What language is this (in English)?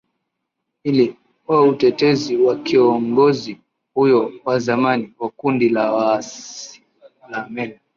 Swahili